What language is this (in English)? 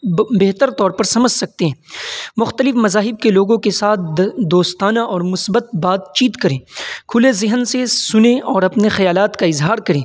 Urdu